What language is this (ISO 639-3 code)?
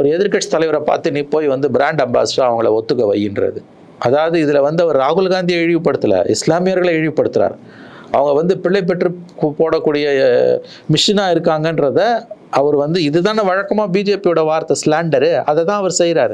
tam